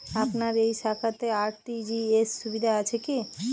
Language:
Bangla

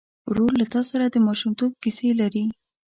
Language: Pashto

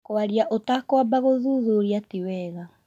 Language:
Kikuyu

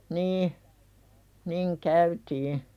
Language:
Finnish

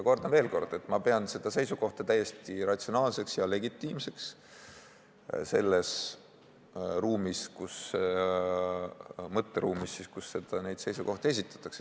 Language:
Estonian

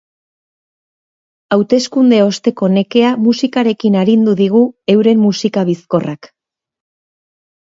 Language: Basque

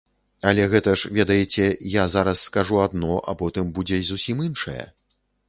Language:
Belarusian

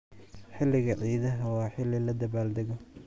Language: Somali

